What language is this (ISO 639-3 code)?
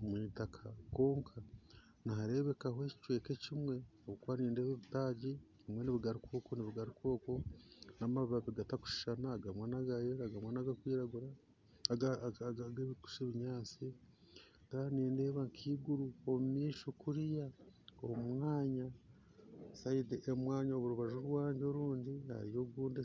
nyn